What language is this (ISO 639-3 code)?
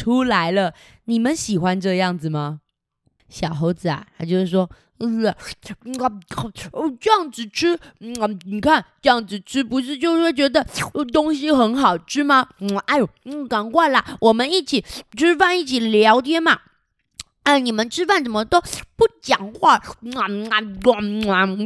zho